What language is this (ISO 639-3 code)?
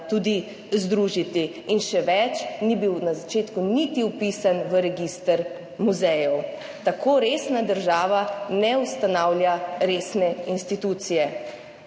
slv